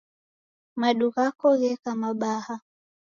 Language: Taita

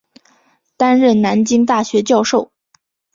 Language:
Chinese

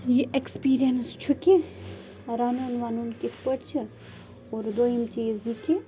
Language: Kashmiri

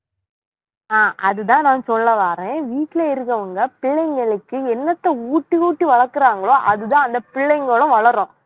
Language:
Tamil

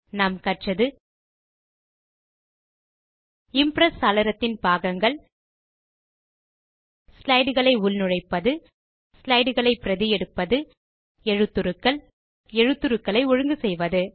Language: Tamil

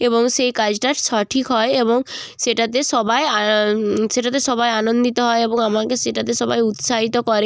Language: Bangla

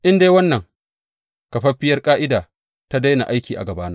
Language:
Hausa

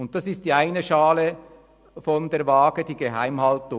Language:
Swiss German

